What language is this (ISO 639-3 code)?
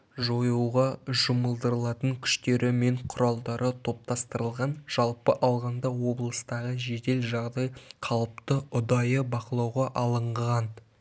kaz